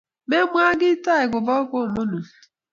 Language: Kalenjin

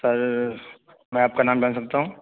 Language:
Urdu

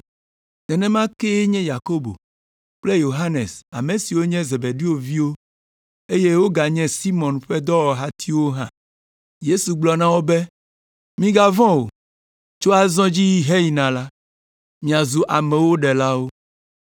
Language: Ewe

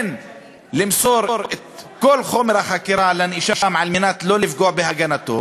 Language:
Hebrew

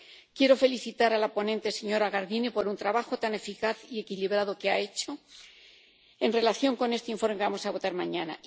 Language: Spanish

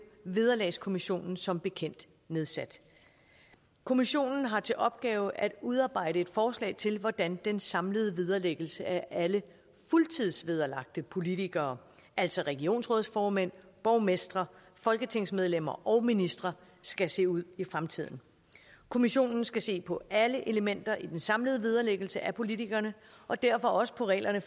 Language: Danish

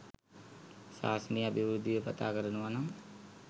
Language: Sinhala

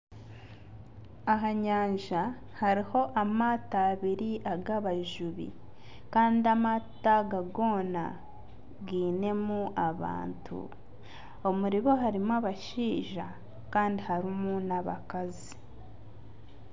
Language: Nyankole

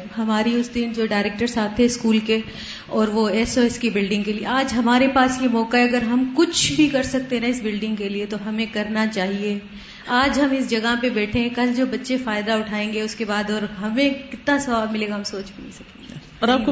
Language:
Urdu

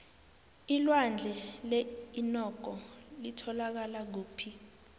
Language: South Ndebele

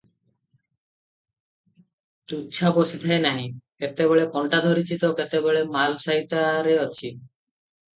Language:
Odia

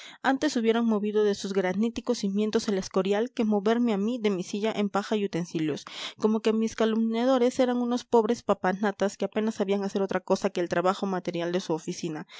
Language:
Spanish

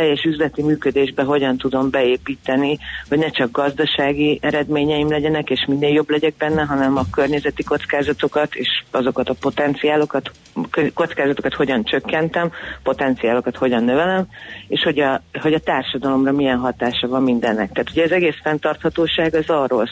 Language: Hungarian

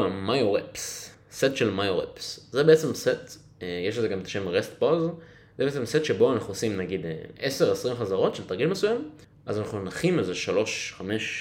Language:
Hebrew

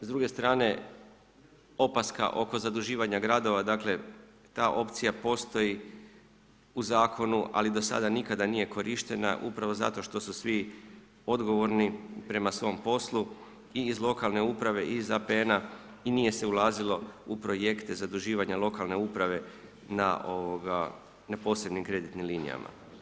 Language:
Croatian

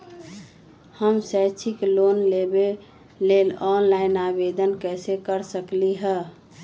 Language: Magahi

